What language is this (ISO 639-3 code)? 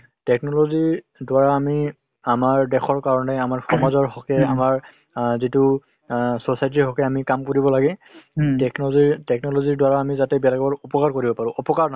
asm